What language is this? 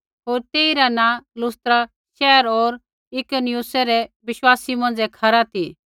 Kullu Pahari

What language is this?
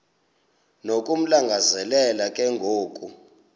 Xhosa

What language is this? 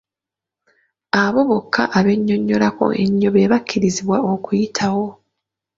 Ganda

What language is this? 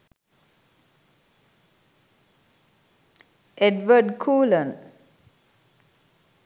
Sinhala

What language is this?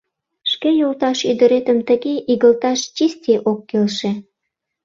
Mari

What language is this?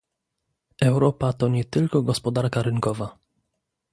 Polish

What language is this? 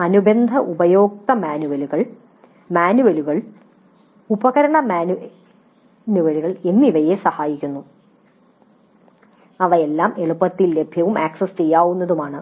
Malayalam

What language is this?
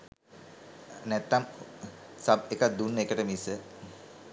Sinhala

